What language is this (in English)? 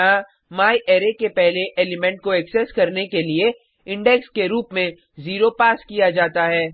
Hindi